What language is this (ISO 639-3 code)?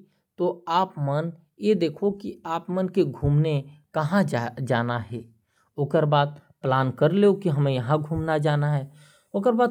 kfp